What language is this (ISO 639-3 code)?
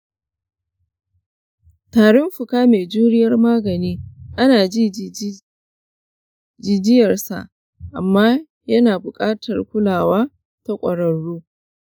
hau